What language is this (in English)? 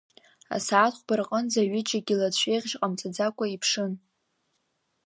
Abkhazian